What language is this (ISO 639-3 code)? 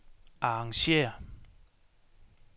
dan